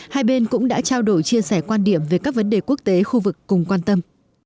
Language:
Vietnamese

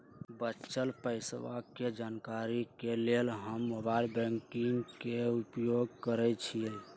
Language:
Magahi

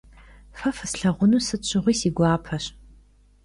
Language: Kabardian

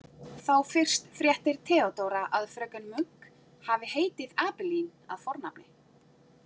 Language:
Icelandic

